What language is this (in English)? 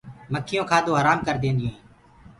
Gurgula